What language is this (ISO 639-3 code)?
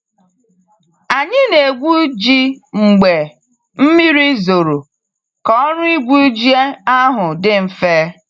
ibo